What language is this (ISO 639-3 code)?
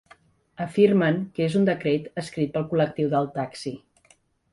cat